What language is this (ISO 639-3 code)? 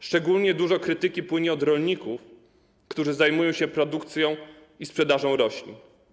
pol